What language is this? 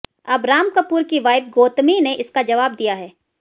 Hindi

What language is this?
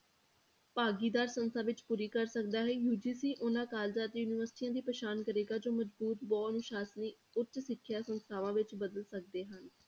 Punjabi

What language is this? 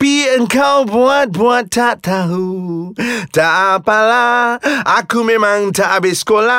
Malay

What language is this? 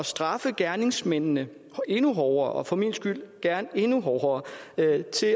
Danish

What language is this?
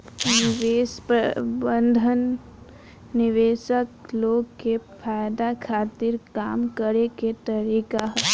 Bhojpuri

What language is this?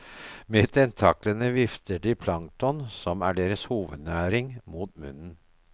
Norwegian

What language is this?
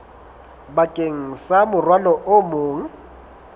Southern Sotho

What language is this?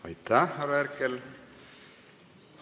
Estonian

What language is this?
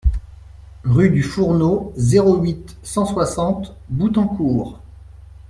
French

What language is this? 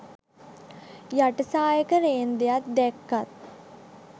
Sinhala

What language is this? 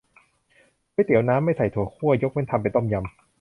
Thai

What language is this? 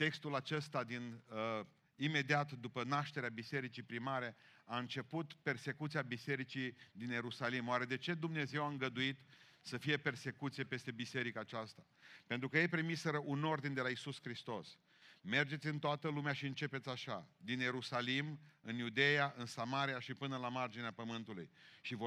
Romanian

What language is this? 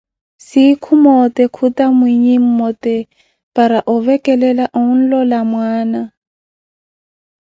Koti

